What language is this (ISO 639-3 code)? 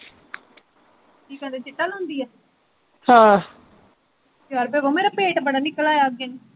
pan